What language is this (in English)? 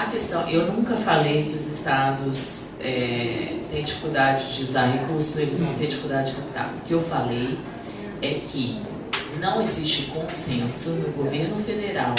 Portuguese